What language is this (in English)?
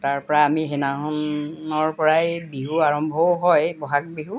Assamese